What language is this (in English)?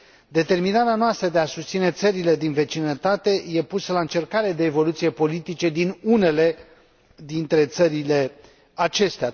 Romanian